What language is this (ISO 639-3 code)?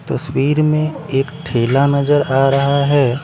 hin